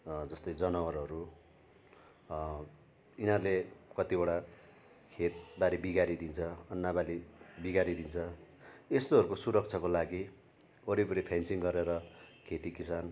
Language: Nepali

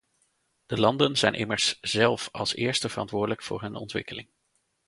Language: Dutch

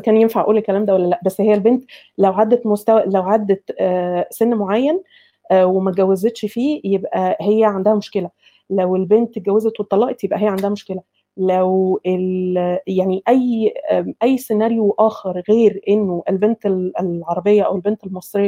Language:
Arabic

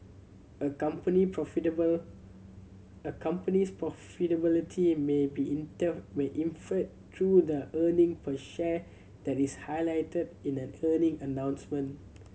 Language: English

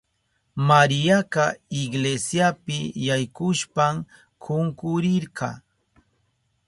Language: Southern Pastaza Quechua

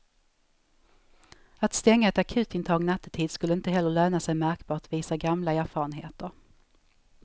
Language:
Swedish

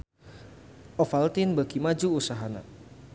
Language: Sundanese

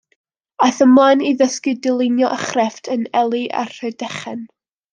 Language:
Welsh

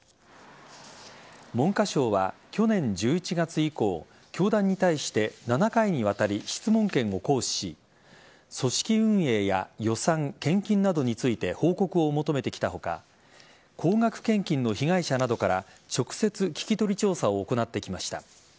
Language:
Japanese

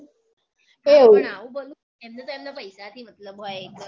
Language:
Gujarati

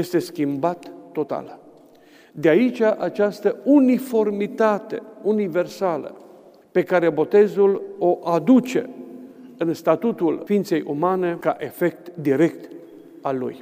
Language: Romanian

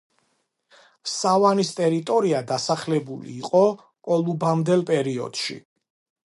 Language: Georgian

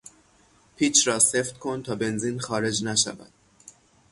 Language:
Persian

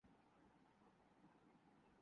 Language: Urdu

